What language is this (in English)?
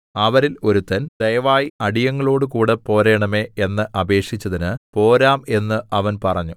Malayalam